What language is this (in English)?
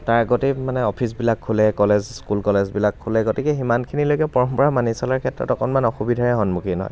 Assamese